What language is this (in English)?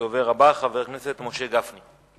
Hebrew